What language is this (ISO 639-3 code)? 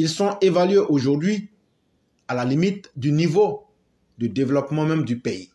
fra